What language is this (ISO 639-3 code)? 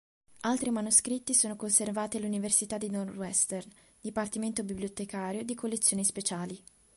ita